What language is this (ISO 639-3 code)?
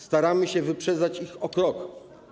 pol